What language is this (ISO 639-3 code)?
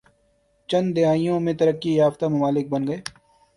urd